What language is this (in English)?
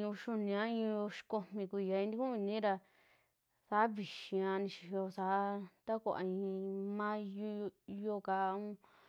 Western Juxtlahuaca Mixtec